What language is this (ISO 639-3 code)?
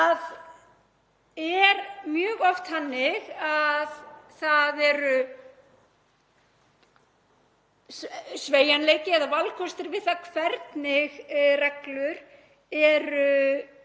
isl